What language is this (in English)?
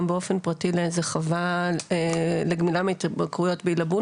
Hebrew